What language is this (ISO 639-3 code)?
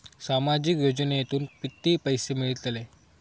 mar